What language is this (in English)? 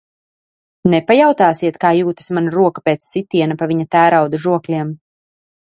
Latvian